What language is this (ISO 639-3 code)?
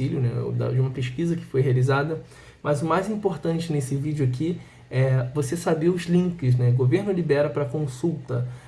por